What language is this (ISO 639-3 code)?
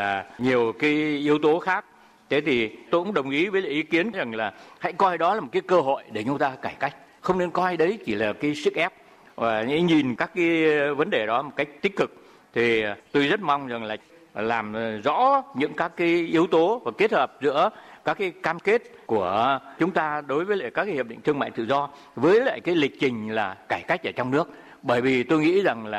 vie